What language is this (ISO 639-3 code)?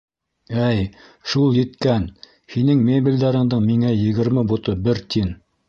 bak